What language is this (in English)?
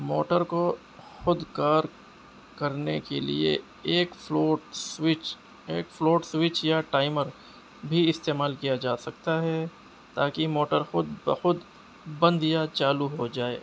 Urdu